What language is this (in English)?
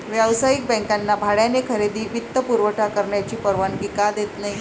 Marathi